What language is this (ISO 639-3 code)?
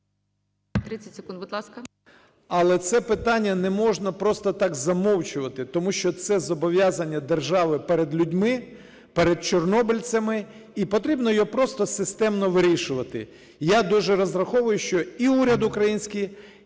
ukr